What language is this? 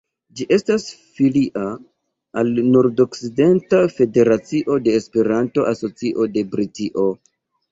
Esperanto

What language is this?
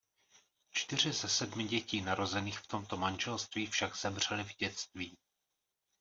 Czech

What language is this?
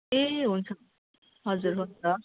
Nepali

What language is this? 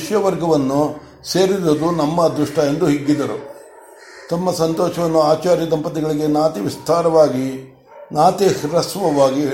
Kannada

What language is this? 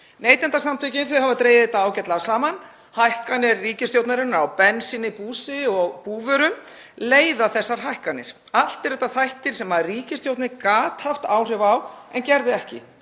Icelandic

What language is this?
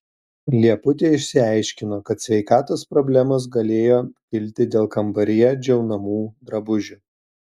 Lithuanian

